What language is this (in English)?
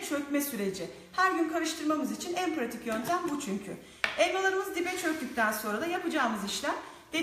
Turkish